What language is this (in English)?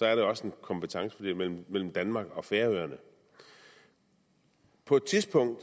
Danish